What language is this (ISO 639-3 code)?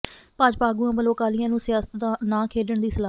pan